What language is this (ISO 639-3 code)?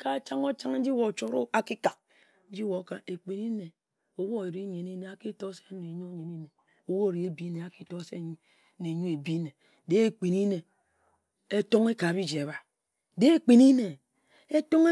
etu